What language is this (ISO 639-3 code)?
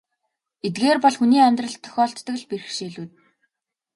mon